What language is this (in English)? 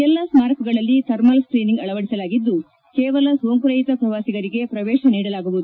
Kannada